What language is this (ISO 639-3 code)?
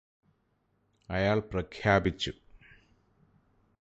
mal